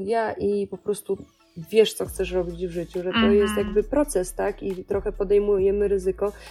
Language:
Polish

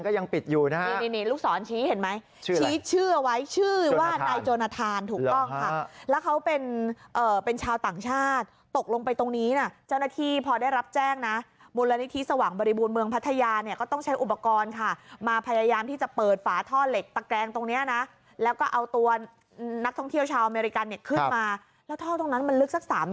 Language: Thai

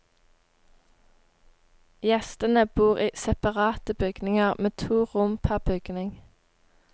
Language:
Norwegian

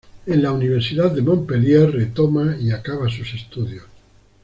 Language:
Spanish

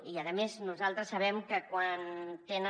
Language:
Catalan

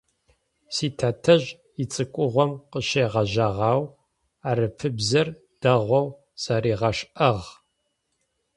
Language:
Adyghe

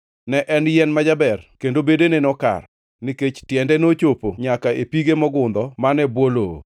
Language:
Luo (Kenya and Tanzania)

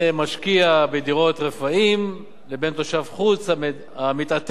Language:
Hebrew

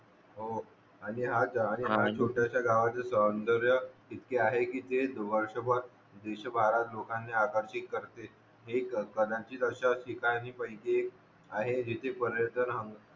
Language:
Marathi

